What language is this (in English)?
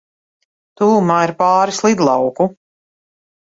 Latvian